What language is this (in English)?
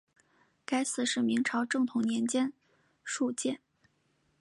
Chinese